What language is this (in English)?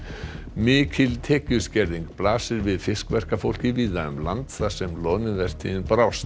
Icelandic